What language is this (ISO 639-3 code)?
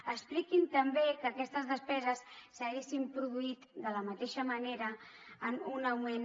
cat